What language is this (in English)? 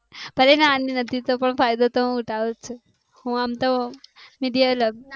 Gujarati